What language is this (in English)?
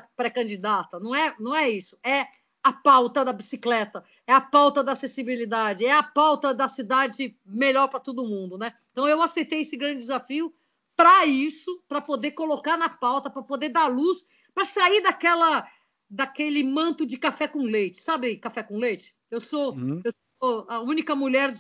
Portuguese